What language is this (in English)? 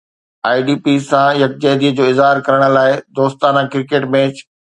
Sindhi